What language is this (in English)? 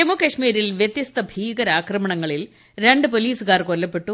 Malayalam